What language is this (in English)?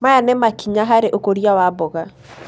Kikuyu